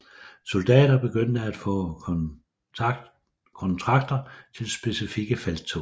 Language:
Danish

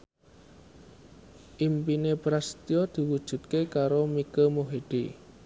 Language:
Javanese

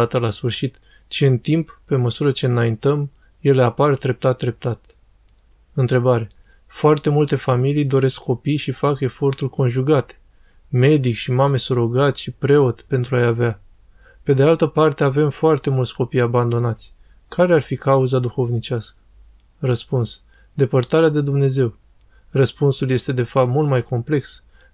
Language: Romanian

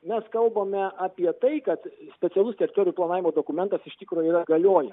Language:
Lithuanian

